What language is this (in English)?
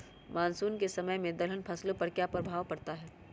Magahi